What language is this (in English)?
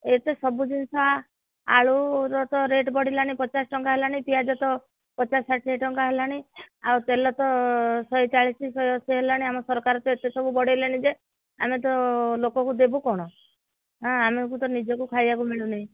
Odia